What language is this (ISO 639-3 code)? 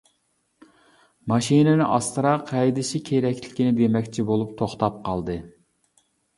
uig